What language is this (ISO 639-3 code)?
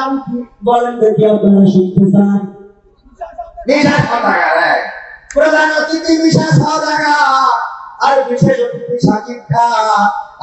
ind